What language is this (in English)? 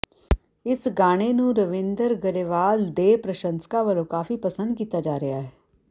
Punjabi